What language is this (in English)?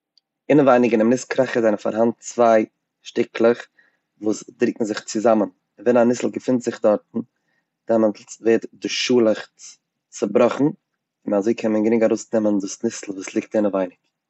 Yiddish